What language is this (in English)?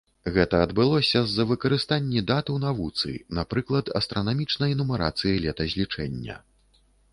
Belarusian